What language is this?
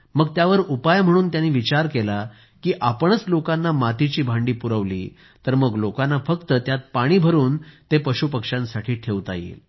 Marathi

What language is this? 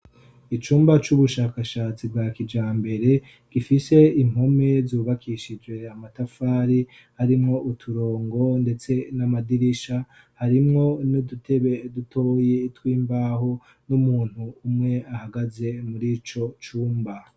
Rundi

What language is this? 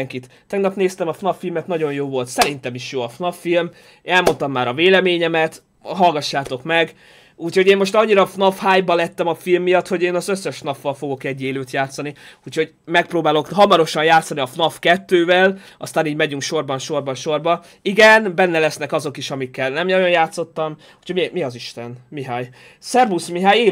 Hungarian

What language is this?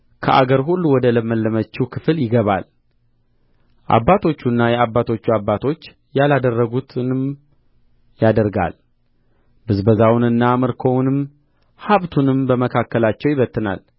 Amharic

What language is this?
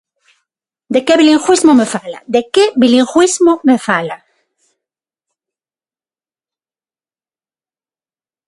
Galician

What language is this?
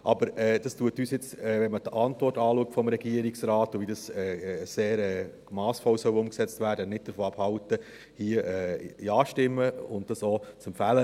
Swiss German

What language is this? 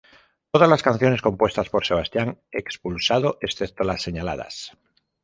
Spanish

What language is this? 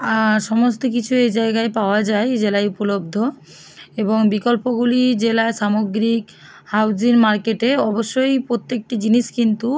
Bangla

